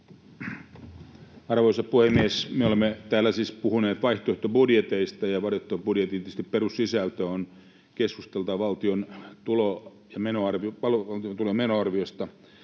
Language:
Finnish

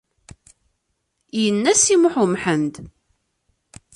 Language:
Kabyle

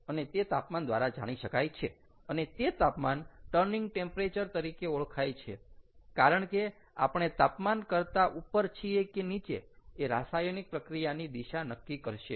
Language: Gujarati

